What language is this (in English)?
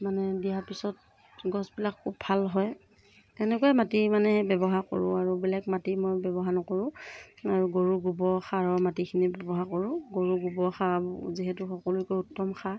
Assamese